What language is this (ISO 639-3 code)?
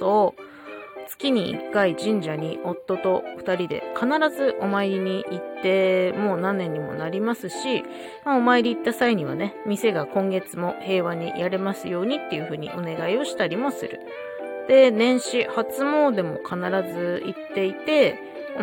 jpn